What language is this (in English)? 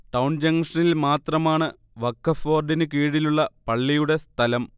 Malayalam